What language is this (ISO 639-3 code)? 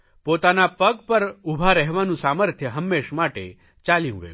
guj